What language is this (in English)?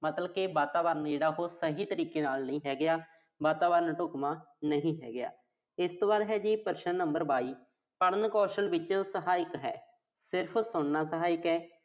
Punjabi